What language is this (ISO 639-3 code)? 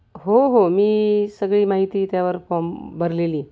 mar